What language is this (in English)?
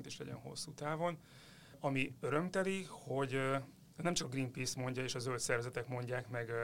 Hungarian